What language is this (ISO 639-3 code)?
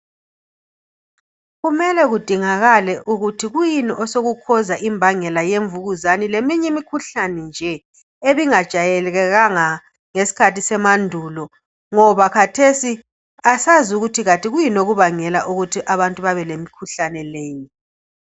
nde